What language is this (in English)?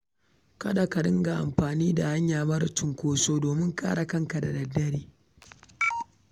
Hausa